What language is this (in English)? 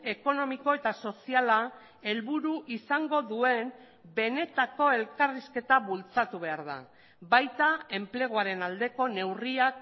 Basque